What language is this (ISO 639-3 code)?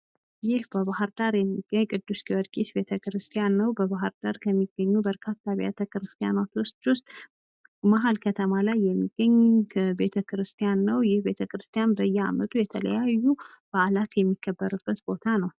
amh